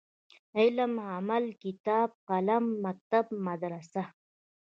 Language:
Pashto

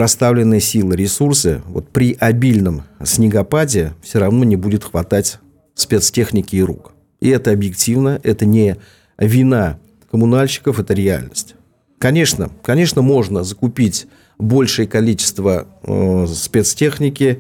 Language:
Russian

